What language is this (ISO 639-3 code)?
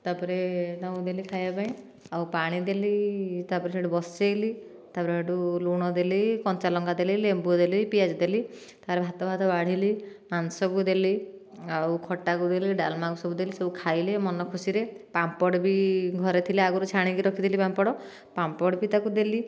ori